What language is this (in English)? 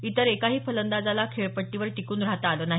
Marathi